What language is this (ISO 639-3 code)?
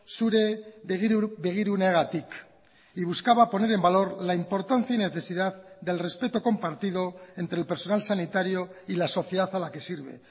spa